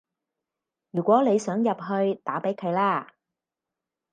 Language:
Cantonese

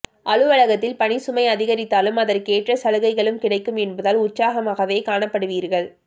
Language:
Tamil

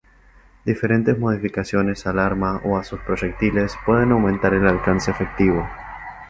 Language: Spanish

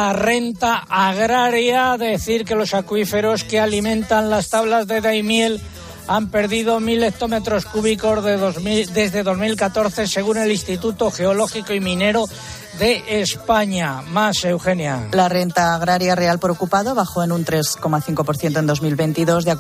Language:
Spanish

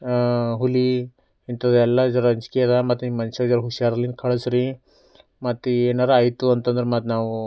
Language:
Kannada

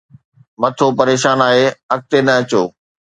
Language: Sindhi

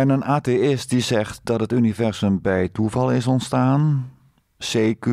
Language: Dutch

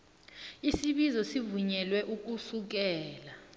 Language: South Ndebele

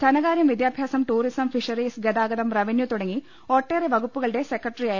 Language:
Malayalam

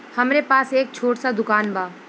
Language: Bhojpuri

